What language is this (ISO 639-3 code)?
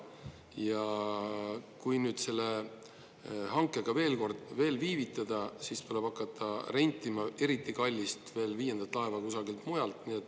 est